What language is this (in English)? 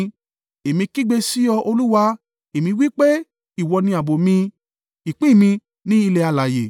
Yoruba